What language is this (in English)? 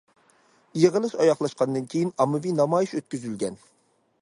Uyghur